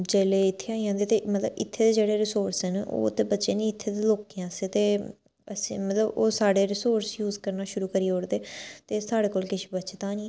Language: Dogri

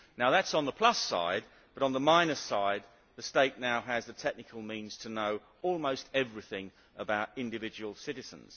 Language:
English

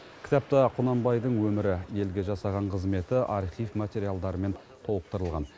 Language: Kazakh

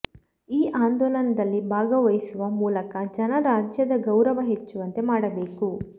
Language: Kannada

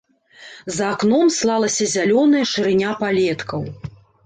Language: Belarusian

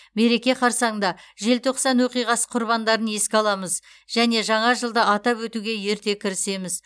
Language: Kazakh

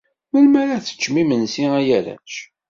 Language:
Kabyle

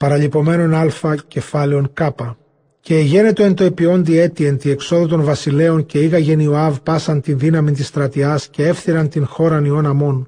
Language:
Greek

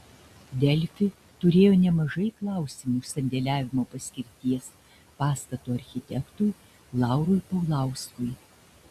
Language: Lithuanian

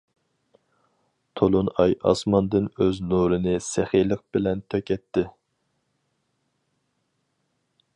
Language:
Uyghur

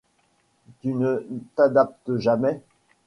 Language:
French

